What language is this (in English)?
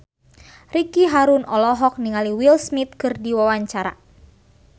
Sundanese